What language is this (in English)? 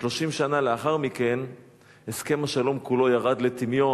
Hebrew